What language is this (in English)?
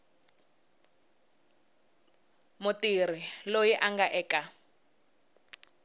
Tsonga